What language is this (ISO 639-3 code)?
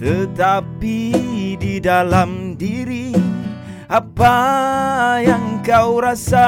msa